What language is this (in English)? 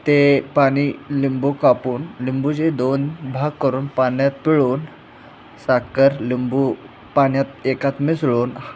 Marathi